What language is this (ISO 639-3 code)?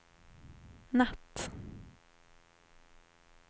swe